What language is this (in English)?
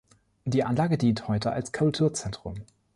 German